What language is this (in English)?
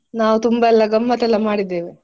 Kannada